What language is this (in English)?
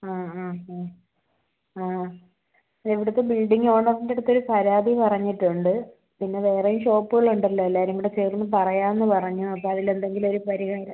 Malayalam